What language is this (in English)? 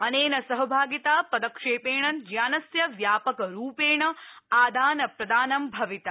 Sanskrit